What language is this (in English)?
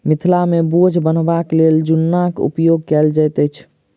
Maithili